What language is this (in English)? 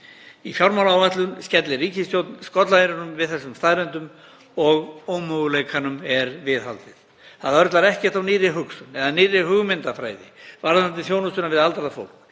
Icelandic